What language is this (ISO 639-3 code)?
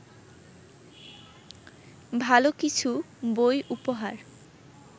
ben